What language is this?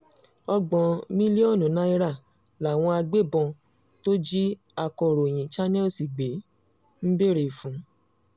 Yoruba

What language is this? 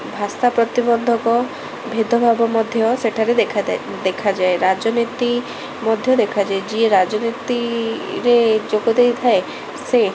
Odia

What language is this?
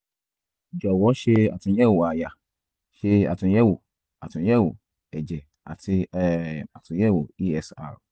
Yoruba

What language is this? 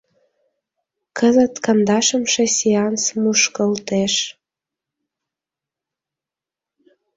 Mari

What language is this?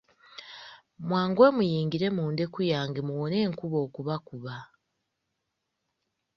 Ganda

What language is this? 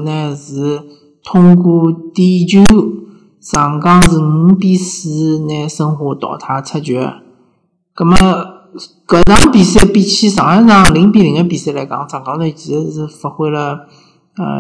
Chinese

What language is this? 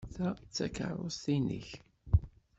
Kabyle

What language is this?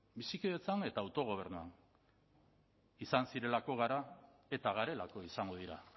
Basque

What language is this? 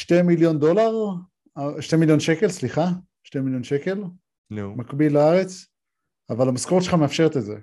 Hebrew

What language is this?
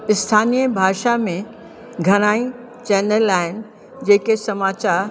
Sindhi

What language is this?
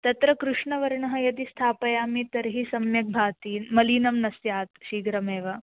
Sanskrit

